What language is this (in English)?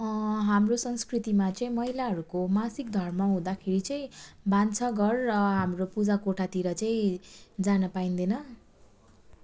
Nepali